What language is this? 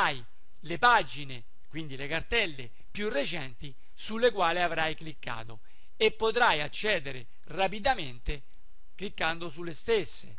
Italian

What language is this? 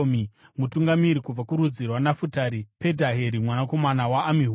Shona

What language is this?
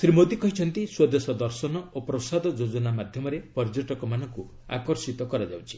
Odia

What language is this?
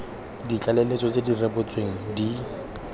Tswana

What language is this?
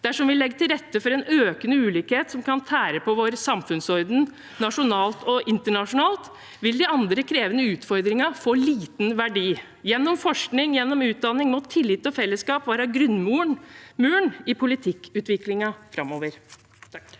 Norwegian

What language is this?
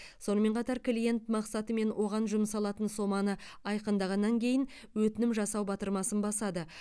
Kazakh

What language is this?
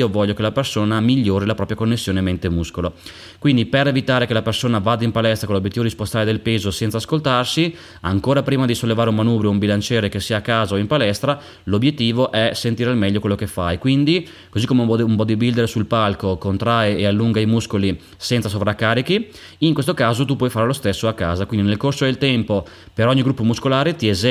Italian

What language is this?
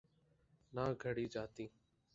Urdu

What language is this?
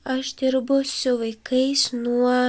Lithuanian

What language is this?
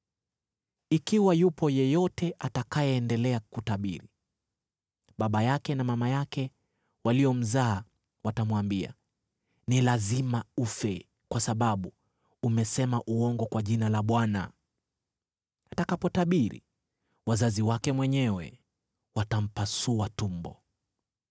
Swahili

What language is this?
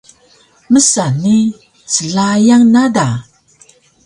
Taroko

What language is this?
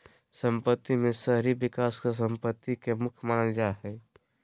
Magahi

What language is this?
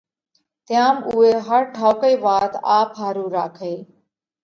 Parkari Koli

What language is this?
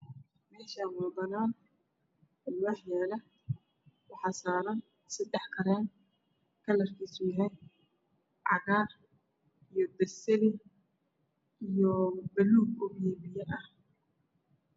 Somali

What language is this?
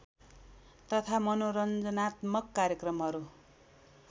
Nepali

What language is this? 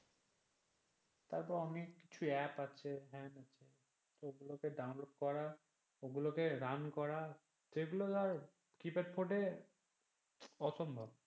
Bangla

